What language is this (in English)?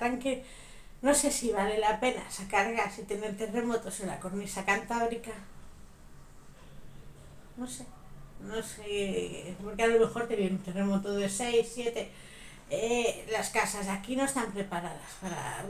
Spanish